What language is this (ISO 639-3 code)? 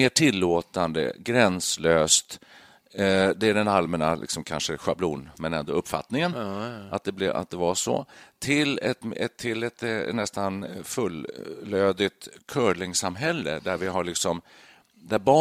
swe